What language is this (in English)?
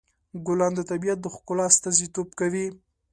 Pashto